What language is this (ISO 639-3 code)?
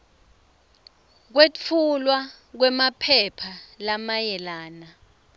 ssw